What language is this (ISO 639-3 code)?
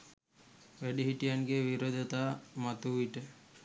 sin